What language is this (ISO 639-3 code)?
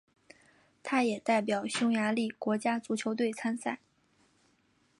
zho